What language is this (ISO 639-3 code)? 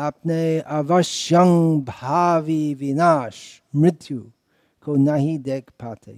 hin